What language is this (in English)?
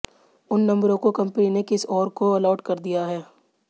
Hindi